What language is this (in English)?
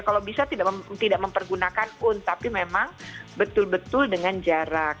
Indonesian